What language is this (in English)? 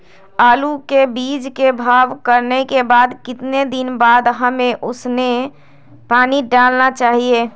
Magahi